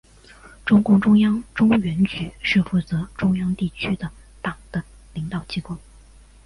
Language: Chinese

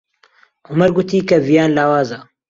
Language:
Central Kurdish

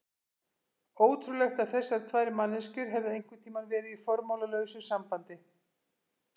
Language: Icelandic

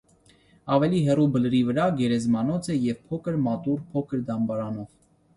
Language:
Armenian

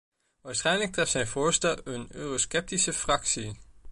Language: Dutch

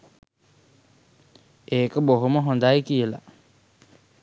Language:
Sinhala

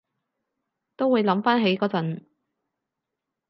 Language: Cantonese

